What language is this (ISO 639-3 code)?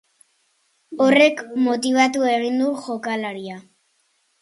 eus